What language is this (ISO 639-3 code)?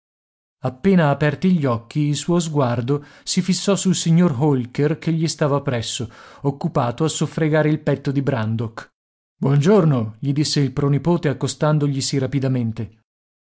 ita